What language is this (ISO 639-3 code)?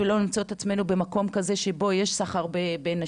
heb